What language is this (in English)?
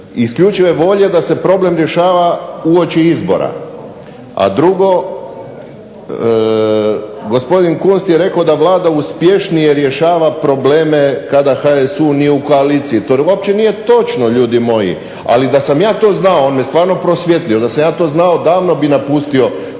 Croatian